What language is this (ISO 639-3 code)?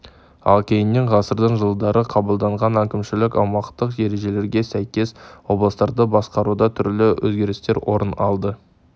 kaz